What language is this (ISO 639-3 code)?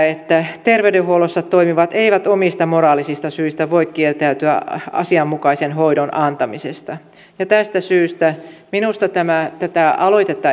fin